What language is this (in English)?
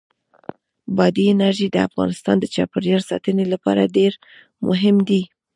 Pashto